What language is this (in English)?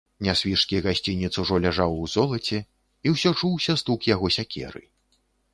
Belarusian